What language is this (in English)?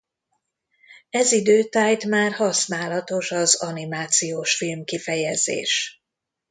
Hungarian